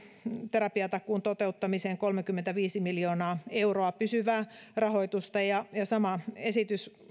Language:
Finnish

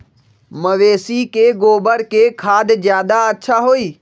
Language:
Magahi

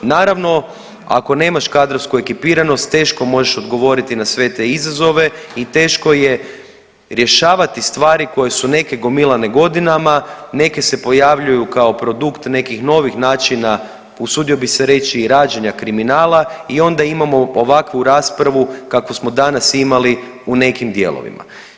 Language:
Croatian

